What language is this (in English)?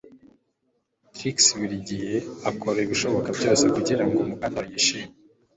Kinyarwanda